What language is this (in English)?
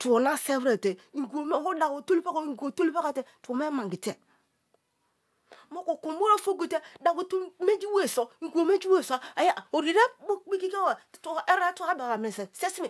Kalabari